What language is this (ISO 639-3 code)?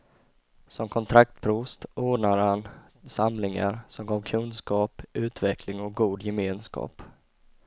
swe